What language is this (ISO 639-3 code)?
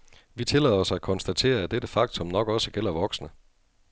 dan